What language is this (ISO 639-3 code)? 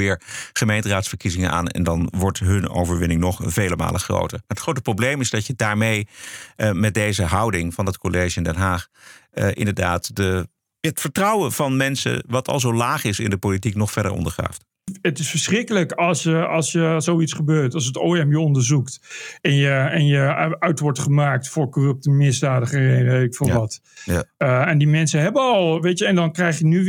nld